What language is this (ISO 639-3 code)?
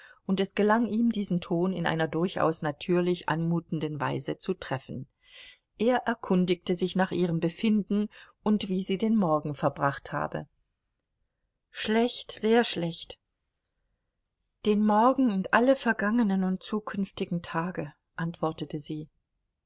deu